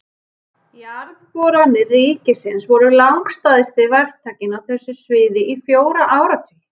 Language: Icelandic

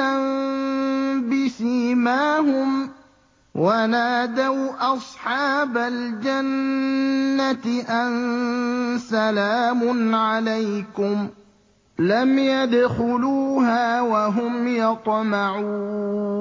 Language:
Arabic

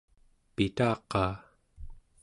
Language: Central Yupik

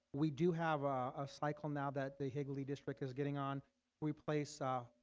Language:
English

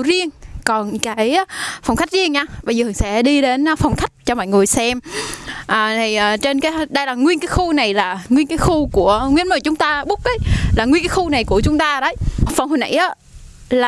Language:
Vietnamese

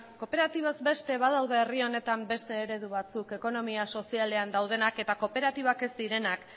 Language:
Basque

